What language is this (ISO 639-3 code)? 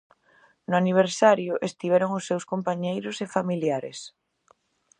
glg